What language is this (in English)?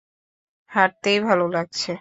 Bangla